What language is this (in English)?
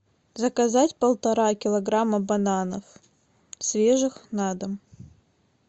Russian